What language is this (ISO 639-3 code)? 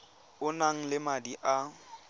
tsn